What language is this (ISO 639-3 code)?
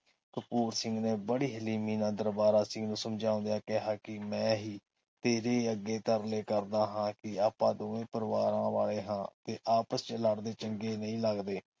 pan